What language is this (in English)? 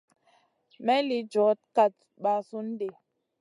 Masana